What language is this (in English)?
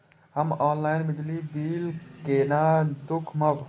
Maithili